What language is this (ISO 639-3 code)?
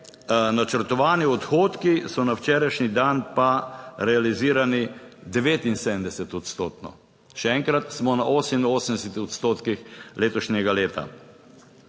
slv